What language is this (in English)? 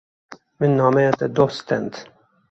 Kurdish